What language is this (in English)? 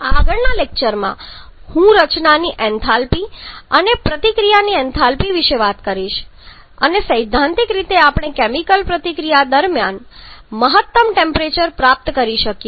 Gujarati